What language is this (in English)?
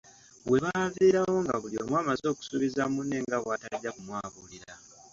Ganda